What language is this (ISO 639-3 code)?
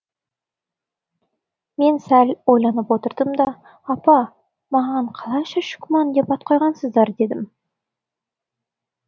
kaz